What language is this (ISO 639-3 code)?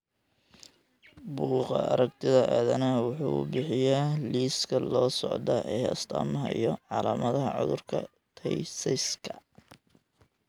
som